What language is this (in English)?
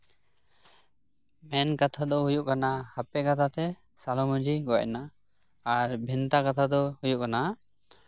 Santali